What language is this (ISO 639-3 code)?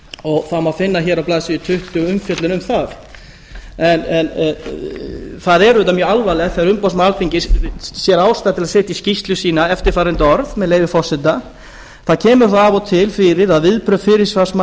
isl